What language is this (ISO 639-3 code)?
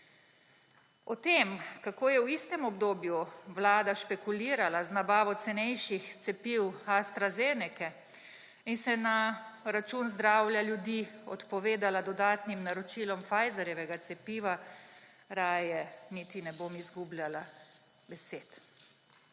slv